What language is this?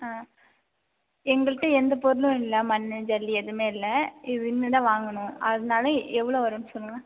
Tamil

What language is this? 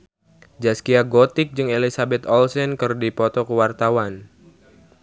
Sundanese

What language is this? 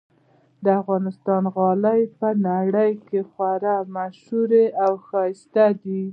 Pashto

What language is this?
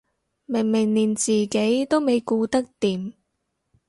Cantonese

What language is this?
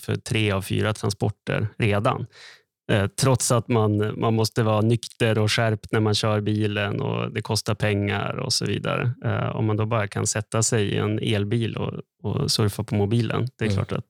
Swedish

